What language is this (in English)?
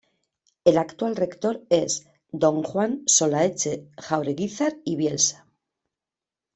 Spanish